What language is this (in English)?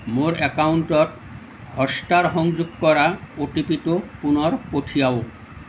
Assamese